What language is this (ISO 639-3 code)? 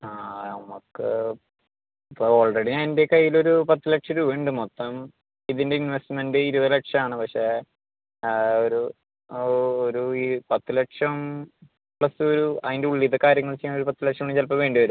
mal